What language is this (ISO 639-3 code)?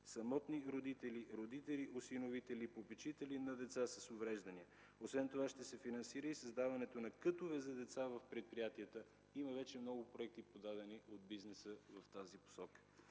bul